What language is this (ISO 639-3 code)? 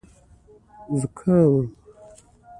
pus